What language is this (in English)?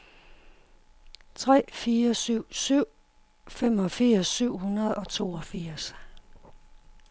Danish